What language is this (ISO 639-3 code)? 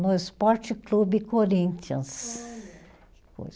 por